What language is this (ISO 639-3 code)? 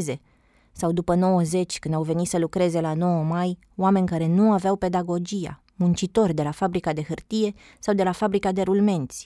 ron